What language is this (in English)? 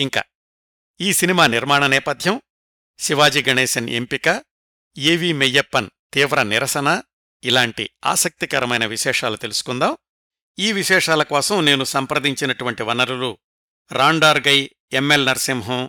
Telugu